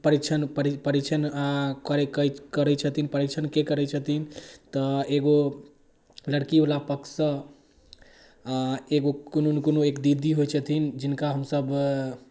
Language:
Maithili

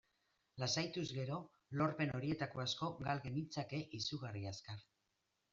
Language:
Basque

